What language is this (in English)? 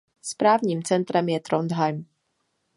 Czech